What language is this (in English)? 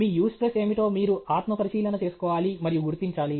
Telugu